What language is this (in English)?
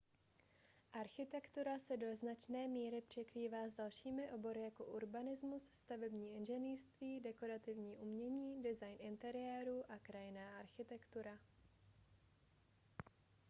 Czech